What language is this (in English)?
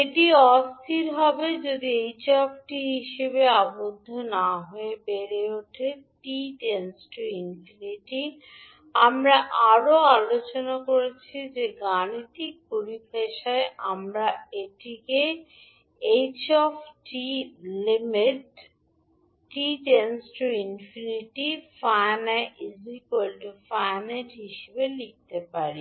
Bangla